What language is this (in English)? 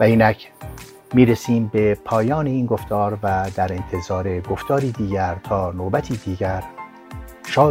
Persian